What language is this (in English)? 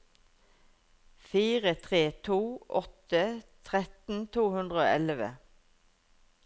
Norwegian